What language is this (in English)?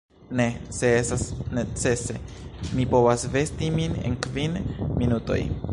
Esperanto